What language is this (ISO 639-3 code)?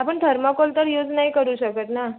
mar